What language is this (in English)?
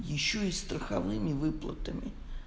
Russian